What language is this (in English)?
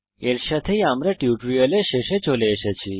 Bangla